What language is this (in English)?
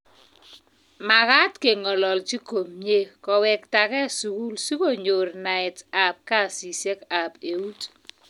Kalenjin